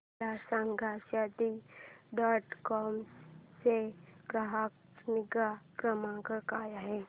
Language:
Marathi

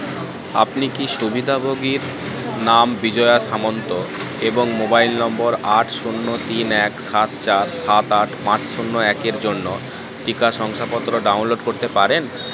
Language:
Bangla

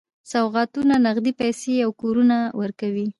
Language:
Pashto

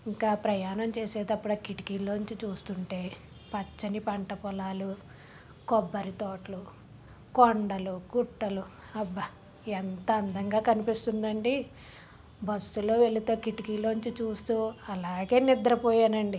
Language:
Telugu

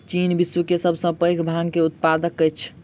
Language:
Maithili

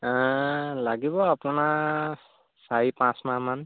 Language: Assamese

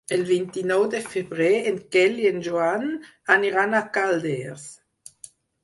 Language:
Catalan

